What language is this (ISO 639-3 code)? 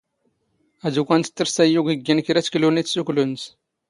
zgh